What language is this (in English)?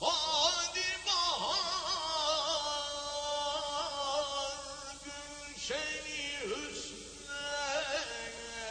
Turkish